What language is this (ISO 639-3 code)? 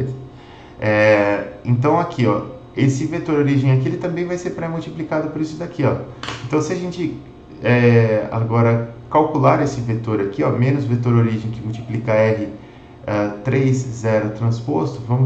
por